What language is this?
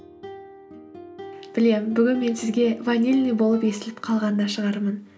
Kazakh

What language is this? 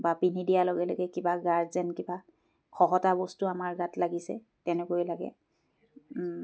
Assamese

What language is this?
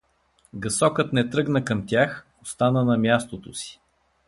Bulgarian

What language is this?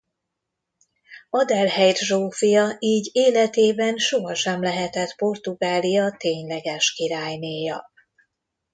Hungarian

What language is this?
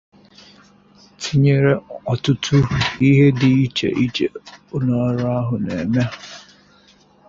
Igbo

